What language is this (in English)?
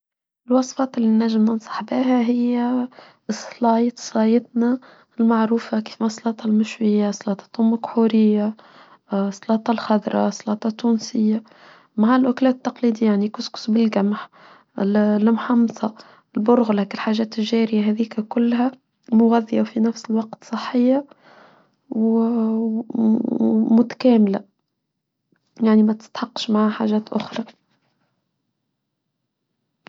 Tunisian Arabic